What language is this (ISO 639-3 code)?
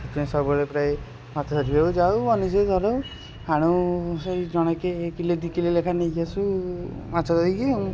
ori